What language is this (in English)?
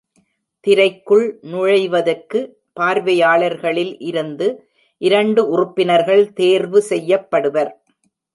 Tamil